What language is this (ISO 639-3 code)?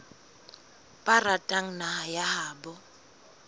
sot